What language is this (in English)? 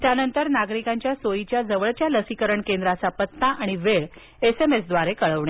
Marathi